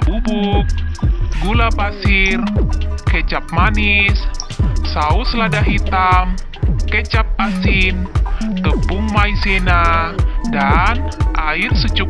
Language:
Indonesian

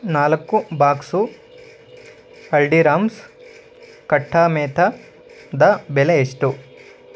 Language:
Kannada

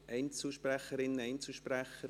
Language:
Swiss German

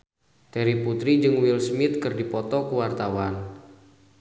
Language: Sundanese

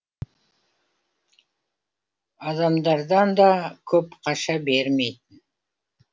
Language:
Kazakh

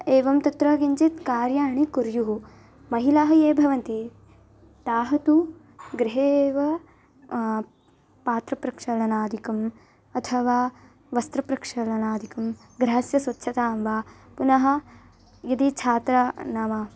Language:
Sanskrit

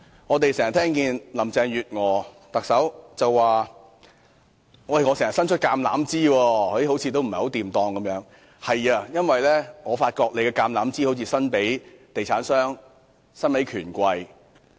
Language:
Cantonese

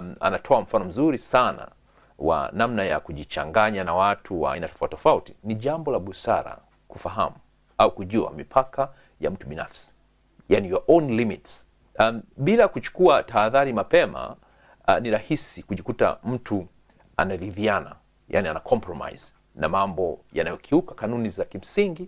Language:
Swahili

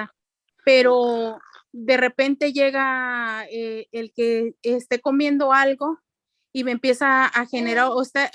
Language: Spanish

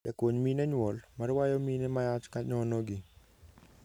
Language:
Luo (Kenya and Tanzania)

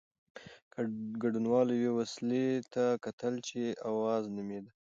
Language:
Pashto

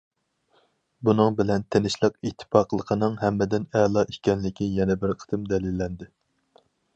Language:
Uyghur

